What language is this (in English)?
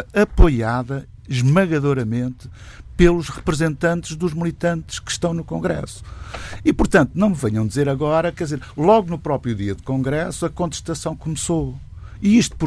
Portuguese